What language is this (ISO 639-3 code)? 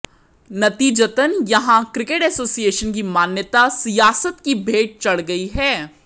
hin